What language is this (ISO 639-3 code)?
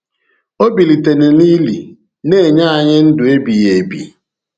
ibo